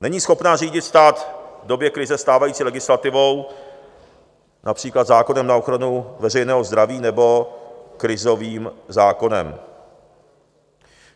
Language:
Czech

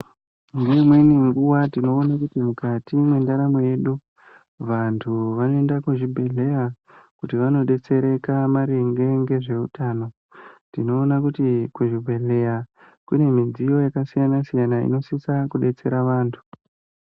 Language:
Ndau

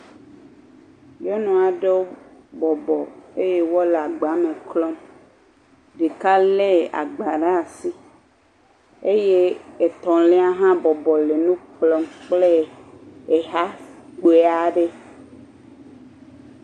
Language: Ewe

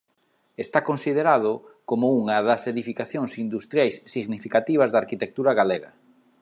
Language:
Galician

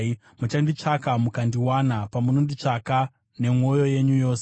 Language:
Shona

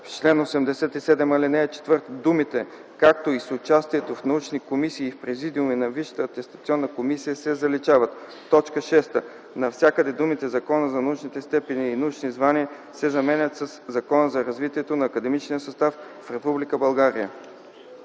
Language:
Bulgarian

